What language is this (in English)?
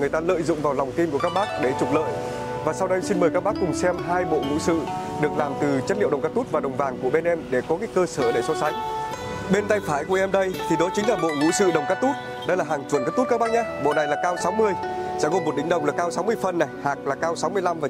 Vietnamese